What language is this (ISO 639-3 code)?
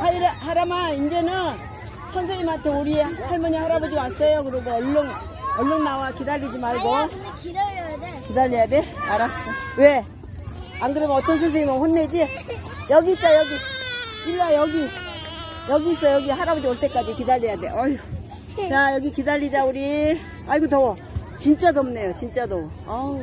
kor